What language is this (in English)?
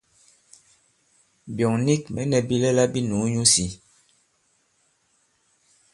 Bankon